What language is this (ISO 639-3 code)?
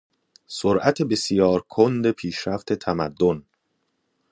fas